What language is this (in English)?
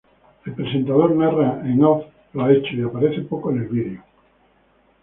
Spanish